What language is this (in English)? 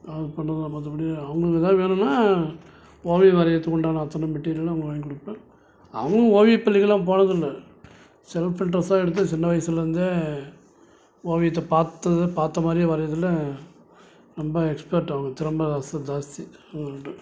Tamil